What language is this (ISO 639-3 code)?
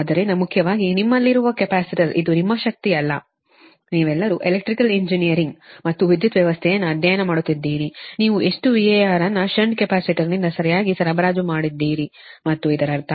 kan